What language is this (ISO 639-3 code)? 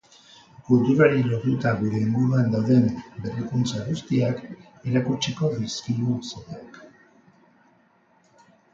eus